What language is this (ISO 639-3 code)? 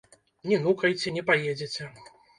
bel